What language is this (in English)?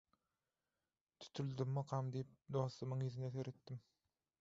Turkmen